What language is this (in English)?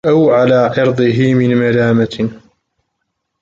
Arabic